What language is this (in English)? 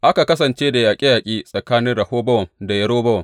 Hausa